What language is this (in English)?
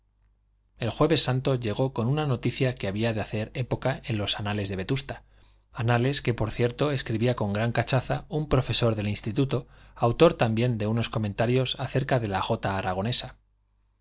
Spanish